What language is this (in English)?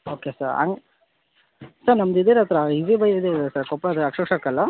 Kannada